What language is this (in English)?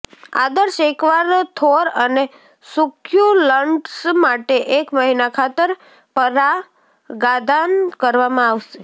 Gujarati